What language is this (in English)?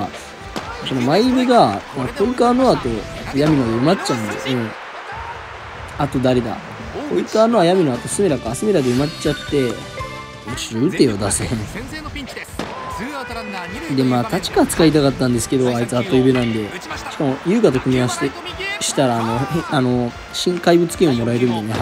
Japanese